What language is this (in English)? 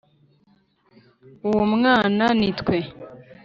Kinyarwanda